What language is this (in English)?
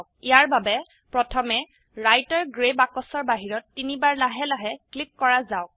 Assamese